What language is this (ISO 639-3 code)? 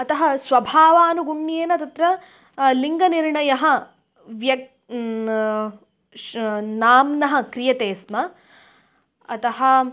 san